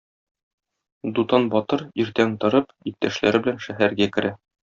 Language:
Tatar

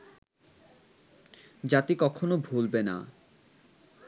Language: Bangla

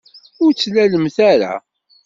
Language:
Kabyle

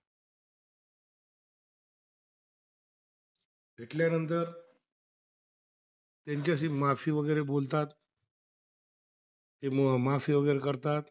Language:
Marathi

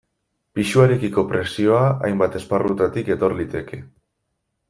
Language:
Basque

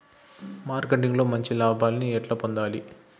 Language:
Telugu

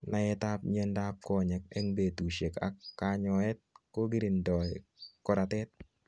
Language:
Kalenjin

